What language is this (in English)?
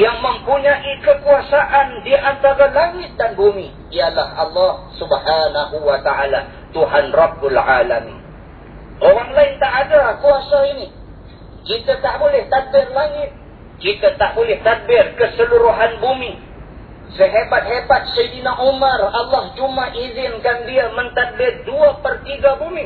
Malay